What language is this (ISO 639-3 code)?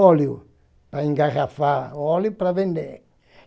por